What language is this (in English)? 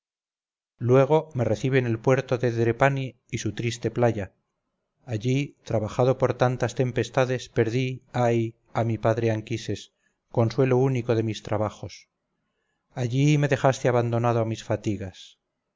Spanish